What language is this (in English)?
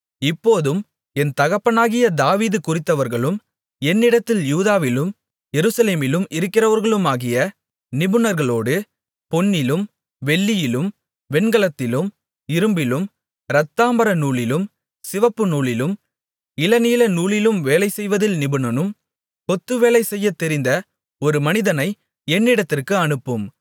Tamil